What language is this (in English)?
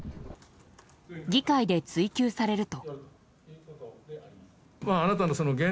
Japanese